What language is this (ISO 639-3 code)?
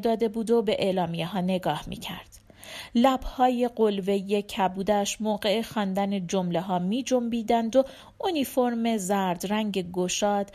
fas